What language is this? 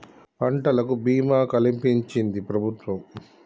Telugu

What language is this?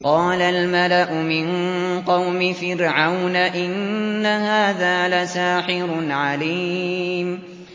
Arabic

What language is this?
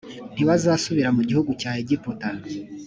Kinyarwanda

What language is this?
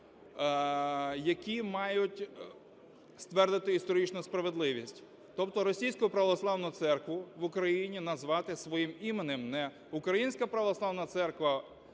Ukrainian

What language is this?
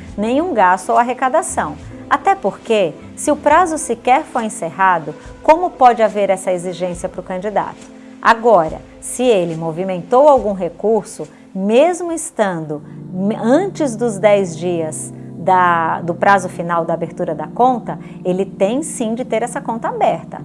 Portuguese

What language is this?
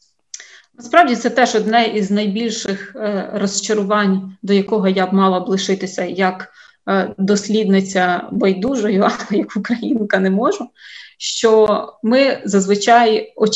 Ukrainian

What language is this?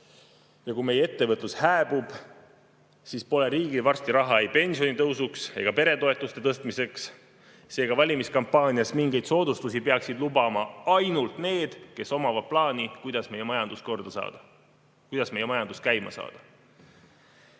Estonian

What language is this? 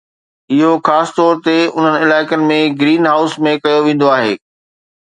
Sindhi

